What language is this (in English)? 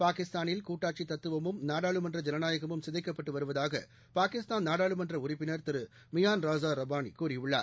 Tamil